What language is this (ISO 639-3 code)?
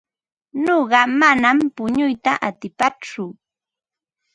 qva